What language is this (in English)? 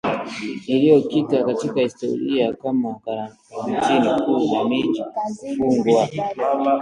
Swahili